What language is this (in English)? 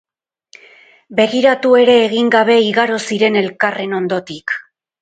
Basque